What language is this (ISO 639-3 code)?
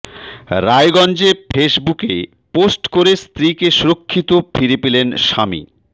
ben